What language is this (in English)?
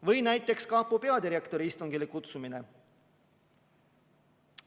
Estonian